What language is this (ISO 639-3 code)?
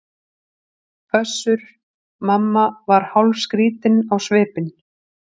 isl